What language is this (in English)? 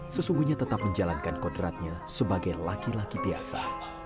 Indonesian